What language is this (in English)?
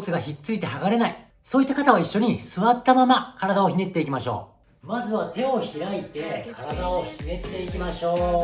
Japanese